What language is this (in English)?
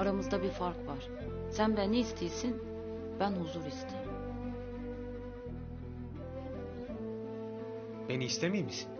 Turkish